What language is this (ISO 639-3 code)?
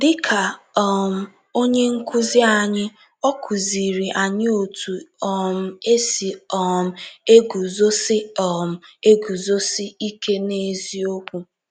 ibo